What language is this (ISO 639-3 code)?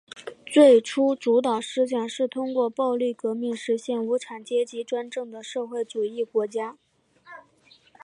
zho